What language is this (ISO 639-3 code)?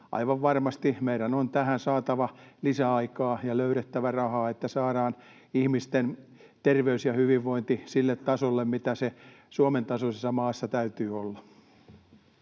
fin